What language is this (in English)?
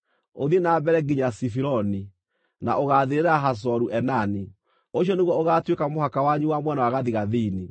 Kikuyu